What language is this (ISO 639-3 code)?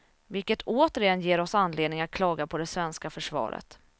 swe